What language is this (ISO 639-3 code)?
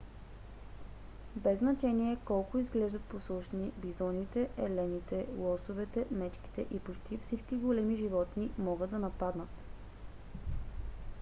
bul